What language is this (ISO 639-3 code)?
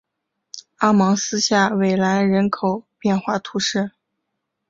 zho